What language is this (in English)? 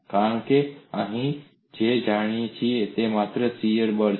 Gujarati